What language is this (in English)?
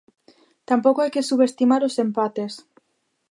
Galician